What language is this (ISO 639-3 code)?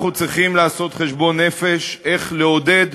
heb